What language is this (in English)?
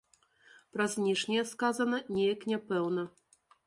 Belarusian